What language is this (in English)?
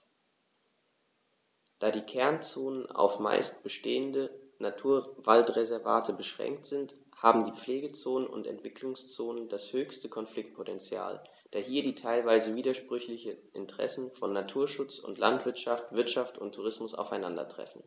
German